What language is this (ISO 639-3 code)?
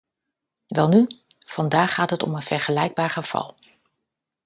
nld